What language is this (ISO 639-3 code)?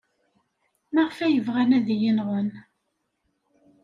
kab